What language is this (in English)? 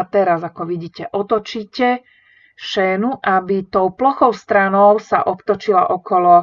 Slovak